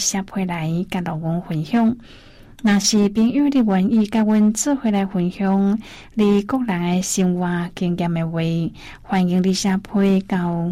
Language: Chinese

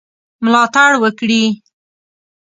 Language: Pashto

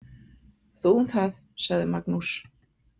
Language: Icelandic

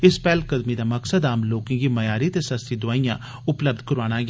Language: Dogri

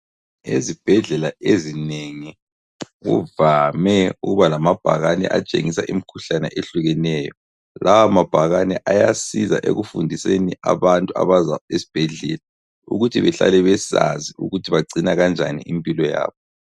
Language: North Ndebele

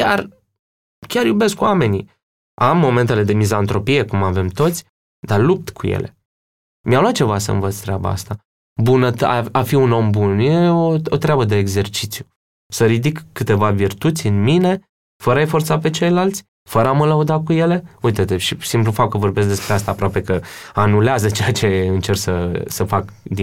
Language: Romanian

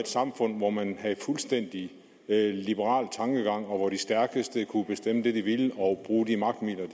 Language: Danish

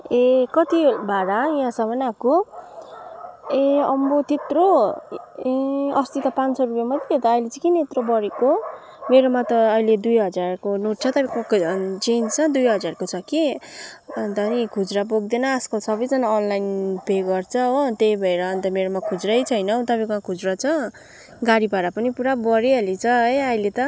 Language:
Nepali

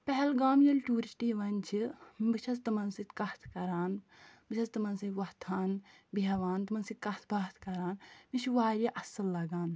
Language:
Kashmiri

